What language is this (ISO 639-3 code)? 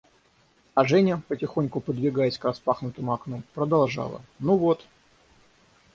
rus